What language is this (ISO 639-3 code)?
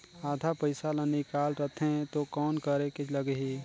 hne